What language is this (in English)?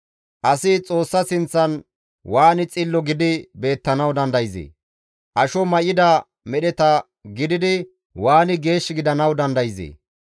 Gamo